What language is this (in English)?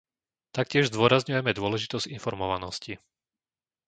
Slovak